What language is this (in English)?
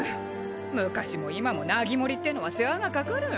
Japanese